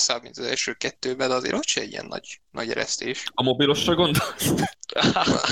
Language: Hungarian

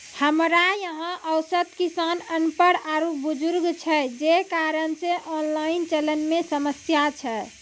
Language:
Maithili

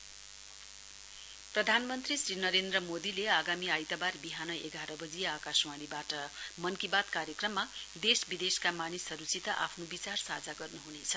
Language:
Nepali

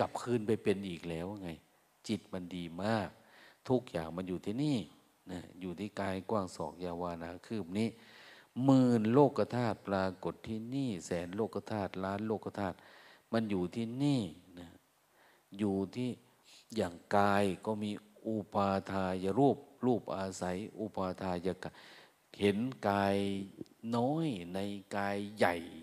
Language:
Thai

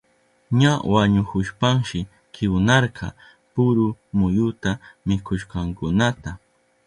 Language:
Southern Pastaza Quechua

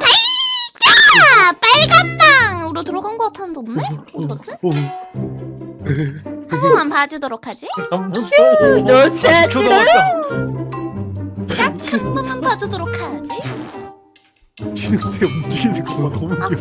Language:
Korean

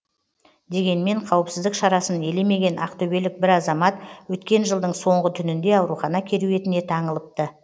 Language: Kazakh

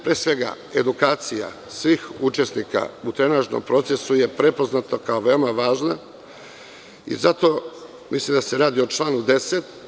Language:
Serbian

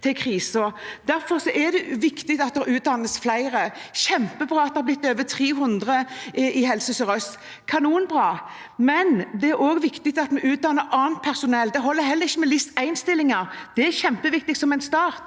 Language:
Norwegian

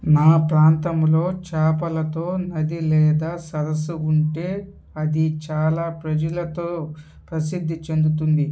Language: Telugu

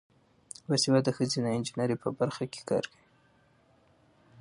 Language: Pashto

